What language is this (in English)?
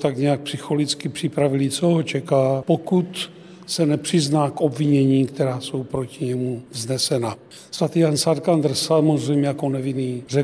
Czech